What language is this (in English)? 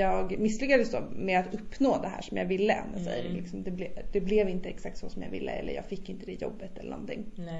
Swedish